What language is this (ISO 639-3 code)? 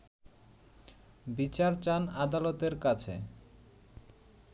ben